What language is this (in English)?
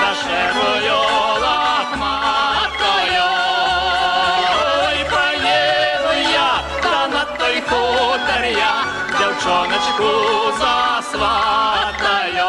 Hungarian